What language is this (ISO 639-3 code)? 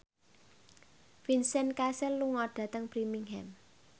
jav